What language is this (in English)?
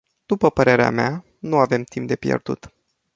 Romanian